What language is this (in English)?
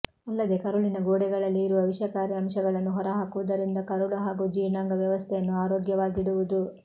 Kannada